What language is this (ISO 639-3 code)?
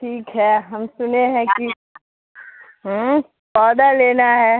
urd